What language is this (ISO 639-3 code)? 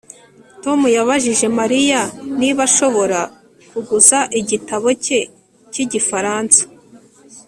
kin